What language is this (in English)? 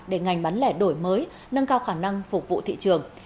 Vietnamese